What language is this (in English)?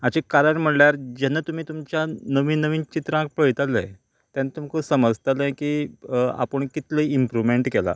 Konkani